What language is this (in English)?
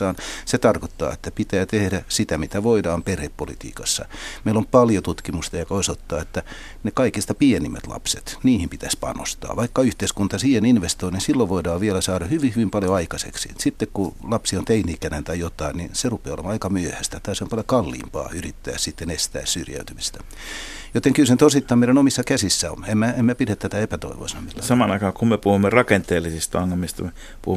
Finnish